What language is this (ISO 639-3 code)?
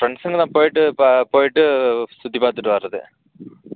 tam